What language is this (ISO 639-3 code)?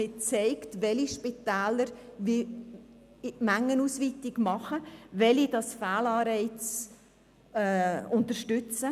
gsw